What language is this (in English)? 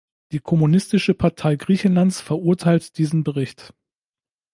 German